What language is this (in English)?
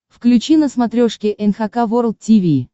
Russian